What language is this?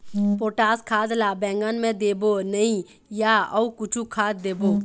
Chhattisgarhi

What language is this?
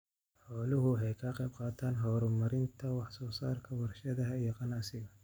Somali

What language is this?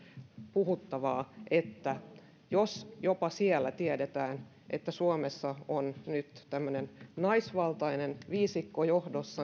Finnish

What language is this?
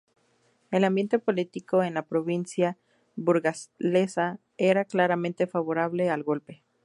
Spanish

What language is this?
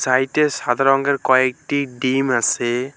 Bangla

